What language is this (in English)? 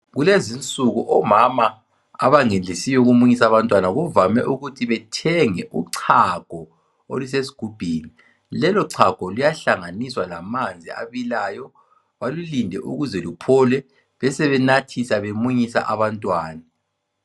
North Ndebele